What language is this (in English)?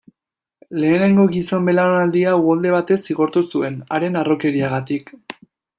Basque